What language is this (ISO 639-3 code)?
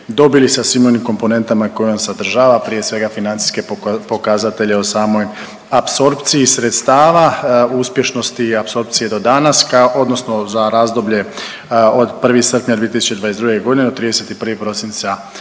hrv